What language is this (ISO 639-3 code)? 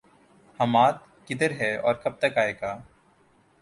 urd